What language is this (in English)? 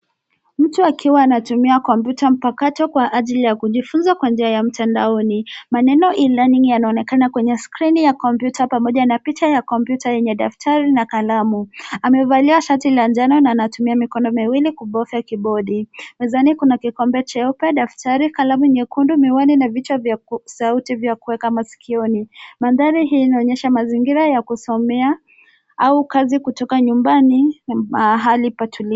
Swahili